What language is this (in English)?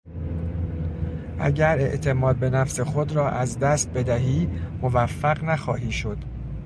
Persian